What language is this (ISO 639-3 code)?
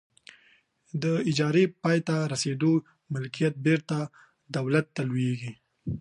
pus